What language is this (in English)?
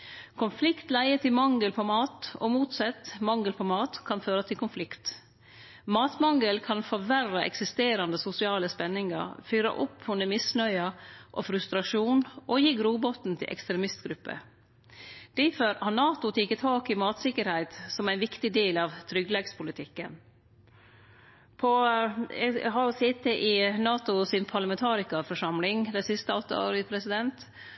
Norwegian Nynorsk